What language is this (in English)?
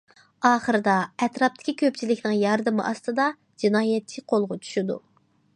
Uyghur